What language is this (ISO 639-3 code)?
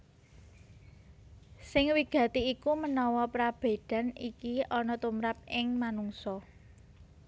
jav